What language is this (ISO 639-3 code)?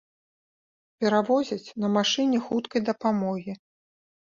bel